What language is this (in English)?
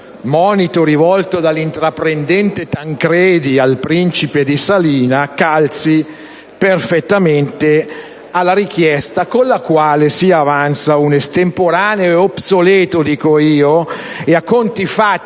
Italian